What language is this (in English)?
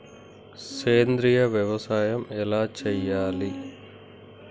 Telugu